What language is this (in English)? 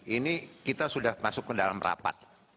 Indonesian